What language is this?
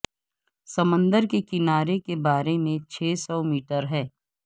Urdu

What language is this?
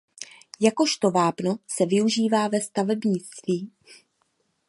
Czech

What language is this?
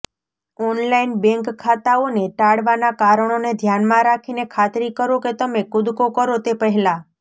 Gujarati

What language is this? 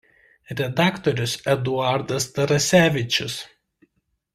Lithuanian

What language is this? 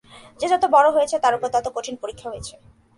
Bangla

